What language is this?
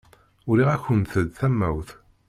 Kabyle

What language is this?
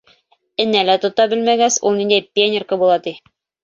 Bashkir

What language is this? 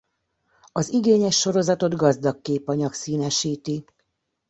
Hungarian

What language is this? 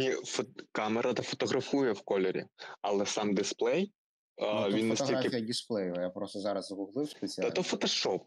Ukrainian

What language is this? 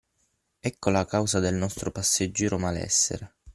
Italian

